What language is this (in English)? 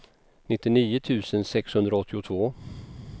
Swedish